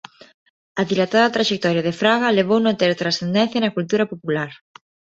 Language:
Galician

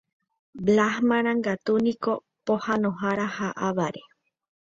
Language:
Guarani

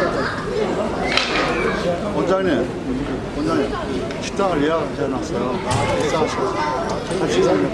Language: Korean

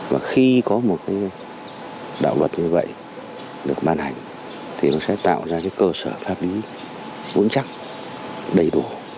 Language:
Vietnamese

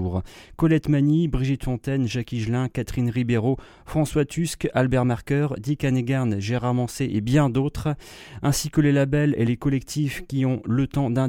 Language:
French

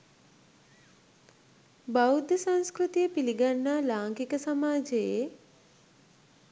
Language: Sinhala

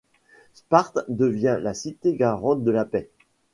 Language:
French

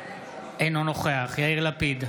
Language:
Hebrew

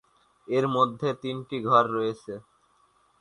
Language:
Bangla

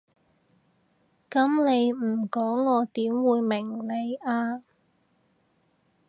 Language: Cantonese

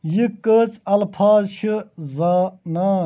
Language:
Kashmiri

